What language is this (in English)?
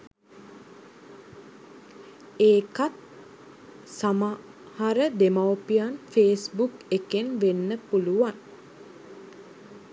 Sinhala